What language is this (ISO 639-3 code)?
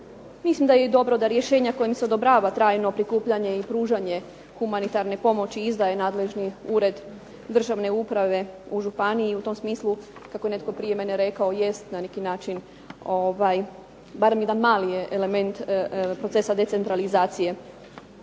hrv